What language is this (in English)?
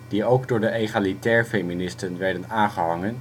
Dutch